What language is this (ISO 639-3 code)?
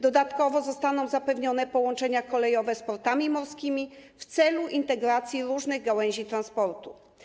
pol